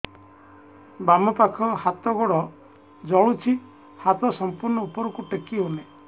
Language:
Odia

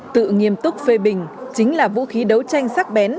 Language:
Vietnamese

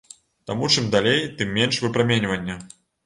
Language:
Belarusian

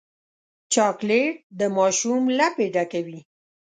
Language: Pashto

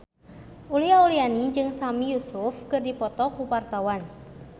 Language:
Sundanese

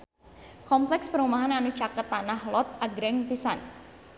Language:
Sundanese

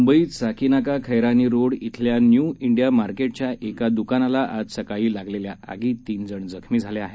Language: Marathi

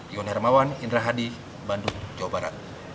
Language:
Indonesian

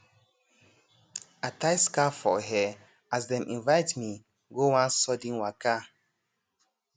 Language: Nigerian Pidgin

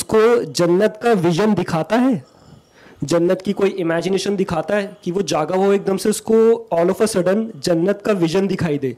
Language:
Urdu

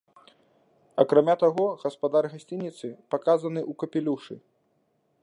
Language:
Belarusian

